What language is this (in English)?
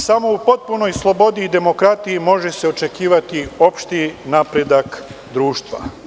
Serbian